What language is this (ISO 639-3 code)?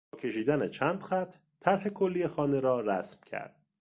fas